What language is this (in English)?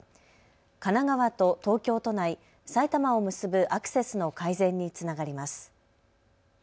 Japanese